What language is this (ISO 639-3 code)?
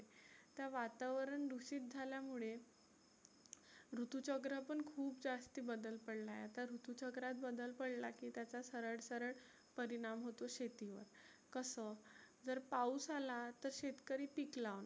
mar